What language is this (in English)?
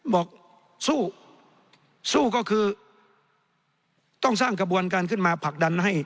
Thai